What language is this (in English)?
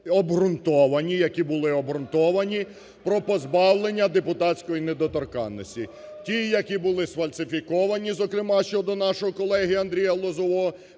Ukrainian